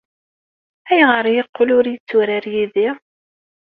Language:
Kabyle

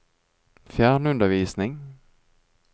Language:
Norwegian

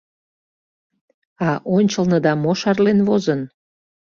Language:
Mari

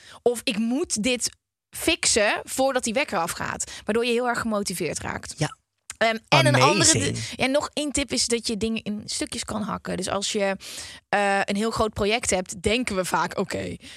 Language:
Dutch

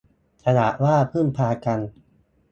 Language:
Thai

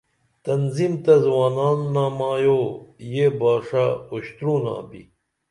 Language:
Dameli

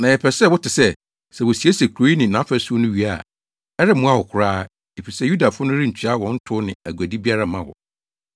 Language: Akan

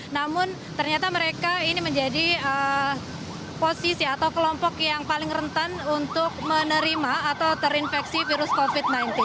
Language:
Indonesian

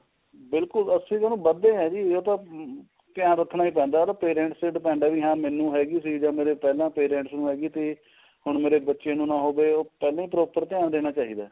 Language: Punjabi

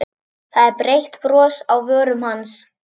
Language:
Icelandic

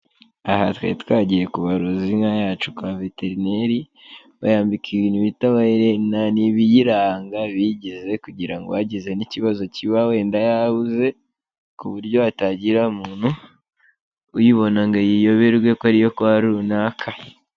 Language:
Kinyarwanda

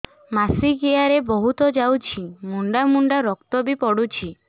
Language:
Odia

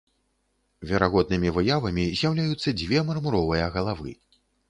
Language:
Belarusian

